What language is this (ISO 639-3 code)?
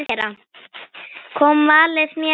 isl